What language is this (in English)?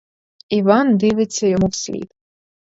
Ukrainian